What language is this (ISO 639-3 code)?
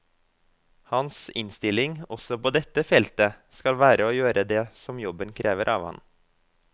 nor